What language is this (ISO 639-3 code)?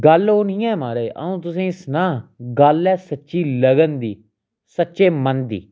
doi